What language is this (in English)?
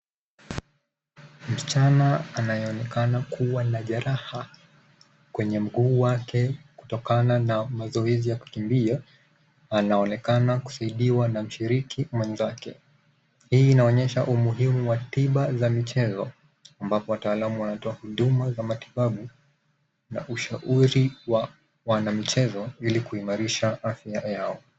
Swahili